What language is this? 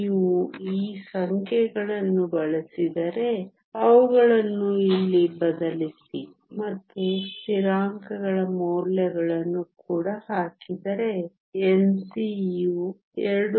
Kannada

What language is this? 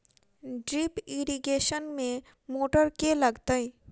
Maithili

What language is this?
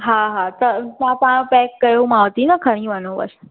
Sindhi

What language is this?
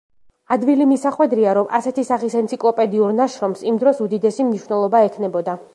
Georgian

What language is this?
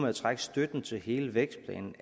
Danish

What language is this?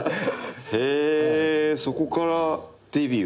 Japanese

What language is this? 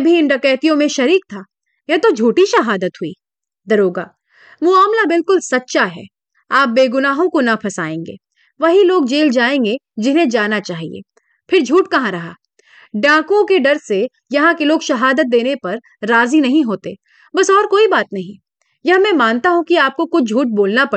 Hindi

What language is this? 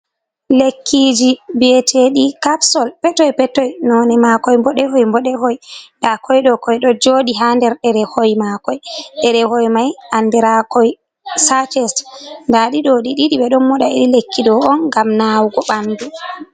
Fula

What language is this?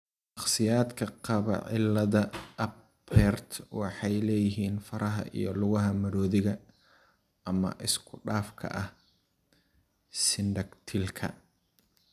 Somali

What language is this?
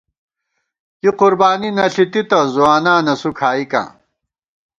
Gawar-Bati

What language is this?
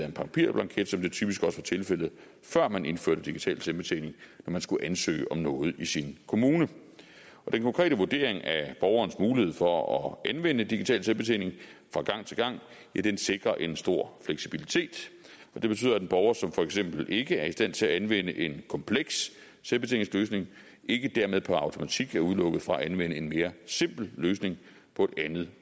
Danish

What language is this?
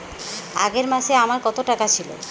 Bangla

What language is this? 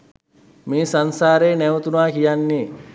Sinhala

